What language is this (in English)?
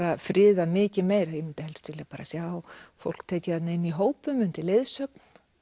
Icelandic